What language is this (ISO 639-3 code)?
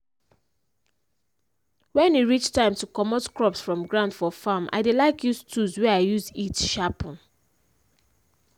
pcm